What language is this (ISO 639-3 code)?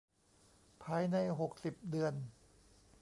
tha